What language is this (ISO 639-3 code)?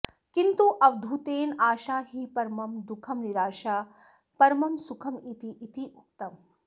san